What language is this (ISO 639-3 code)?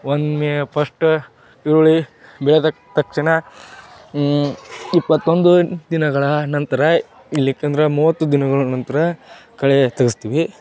kan